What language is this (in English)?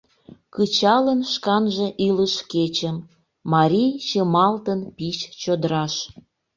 Mari